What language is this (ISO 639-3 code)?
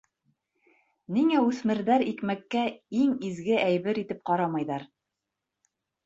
bak